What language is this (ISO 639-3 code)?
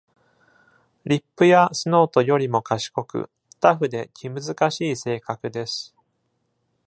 jpn